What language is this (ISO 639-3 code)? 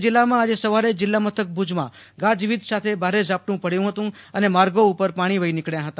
guj